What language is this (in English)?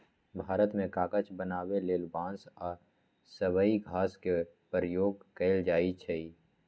Magahi